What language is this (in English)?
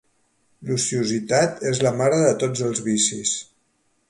Catalan